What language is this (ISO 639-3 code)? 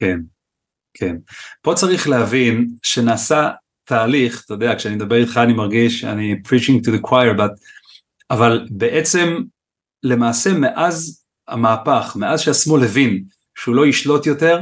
heb